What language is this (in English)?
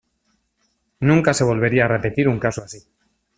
Spanish